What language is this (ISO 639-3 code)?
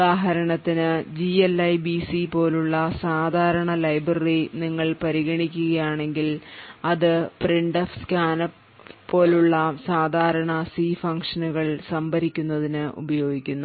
mal